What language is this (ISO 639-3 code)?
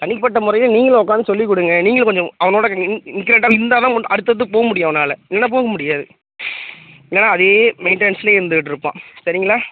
tam